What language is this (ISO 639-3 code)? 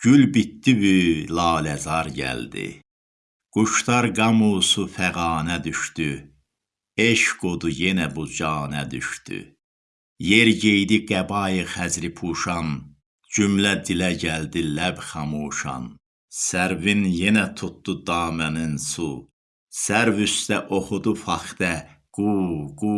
tur